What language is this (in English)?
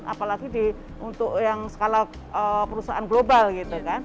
Indonesian